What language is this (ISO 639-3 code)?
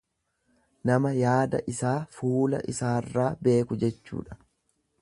orm